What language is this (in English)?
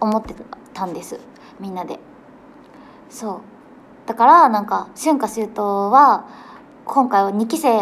Japanese